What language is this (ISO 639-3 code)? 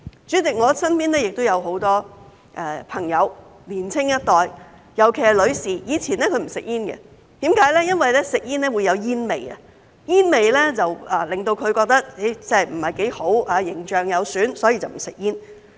yue